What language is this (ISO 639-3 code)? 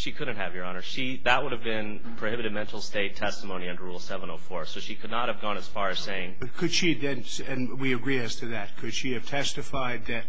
eng